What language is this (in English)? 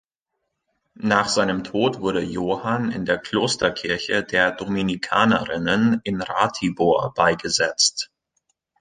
German